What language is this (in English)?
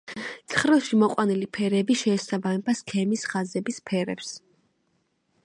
Georgian